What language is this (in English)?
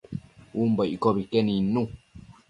Matsés